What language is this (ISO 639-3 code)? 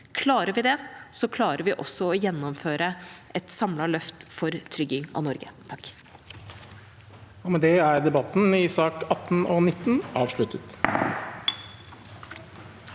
nor